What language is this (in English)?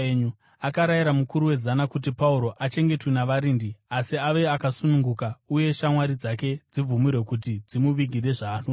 Shona